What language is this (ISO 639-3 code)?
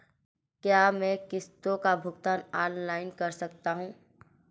hin